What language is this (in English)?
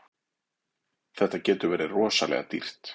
Icelandic